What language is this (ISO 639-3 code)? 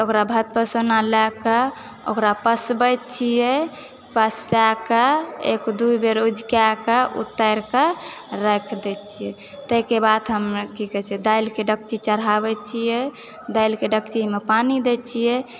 mai